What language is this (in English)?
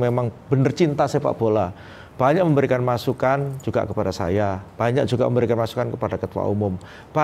Indonesian